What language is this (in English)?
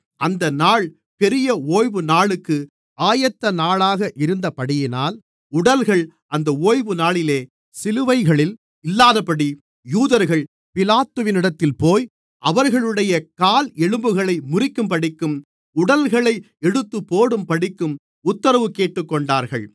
Tamil